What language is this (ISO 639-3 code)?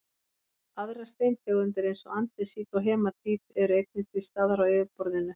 isl